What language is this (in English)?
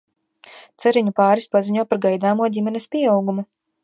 Latvian